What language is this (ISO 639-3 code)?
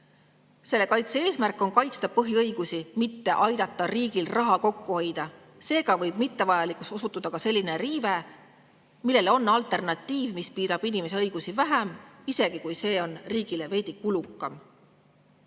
est